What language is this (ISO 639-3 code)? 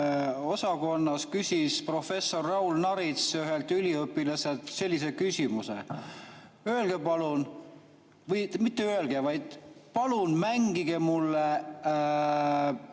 est